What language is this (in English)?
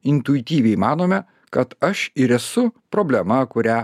Lithuanian